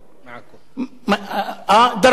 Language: Hebrew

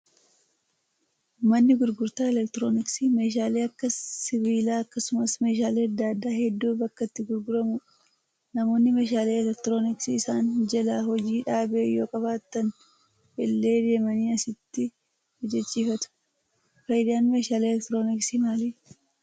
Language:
Oromo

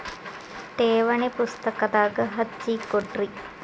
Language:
Kannada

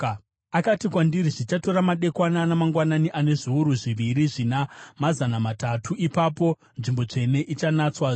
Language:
Shona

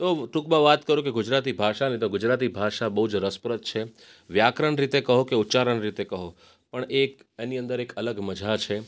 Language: Gujarati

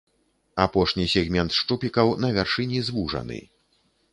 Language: Belarusian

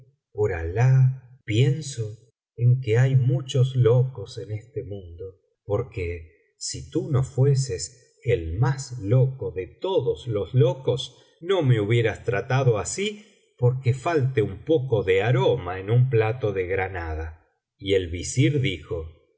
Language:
Spanish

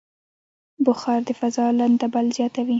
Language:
Pashto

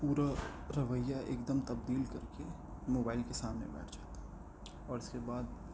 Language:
Urdu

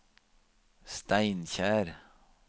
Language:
Norwegian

